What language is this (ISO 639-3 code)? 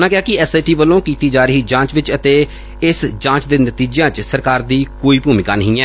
pan